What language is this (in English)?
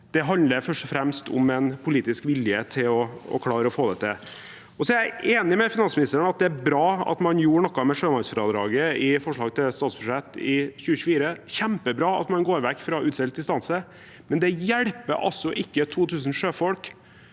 Norwegian